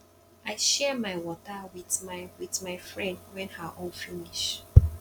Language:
Nigerian Pidgin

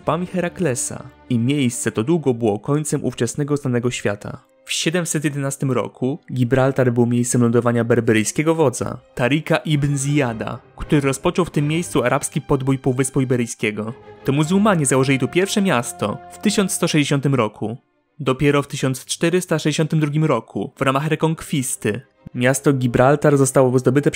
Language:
Polish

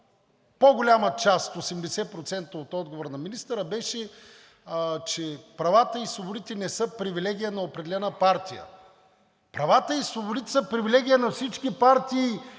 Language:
Bulgarian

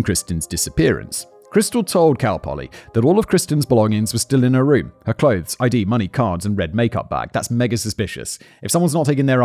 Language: English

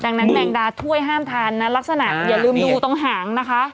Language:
Thai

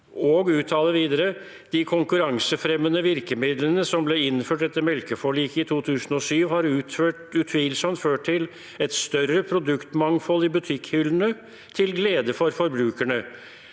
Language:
Norwegian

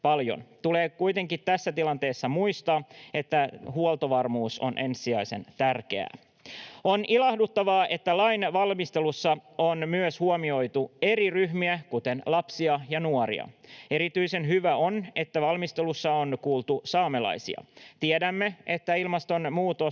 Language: Finnish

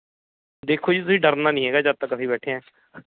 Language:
Punjabi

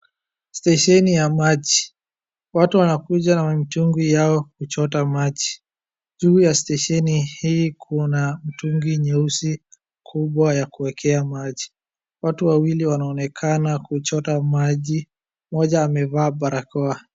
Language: Swahili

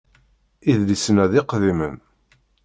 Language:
Kabyle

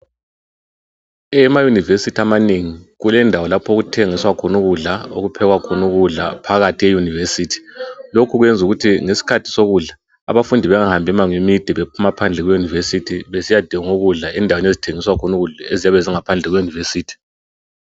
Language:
North Ndebele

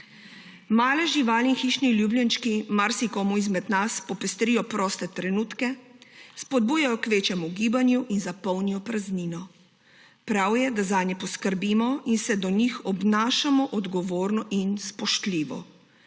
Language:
Slovenian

